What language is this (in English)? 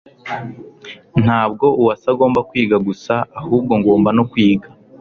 Kinyarwanda